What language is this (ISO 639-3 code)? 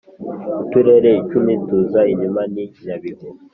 kin